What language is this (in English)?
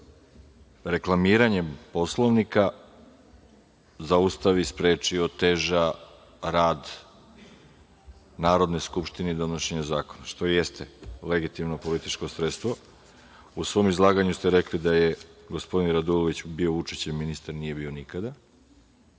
Serbian